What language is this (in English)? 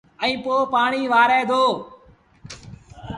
Sindhi Bhil